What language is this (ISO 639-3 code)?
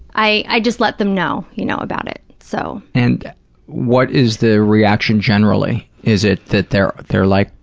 eng